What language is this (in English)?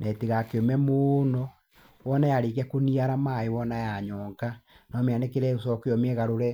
Kikuyu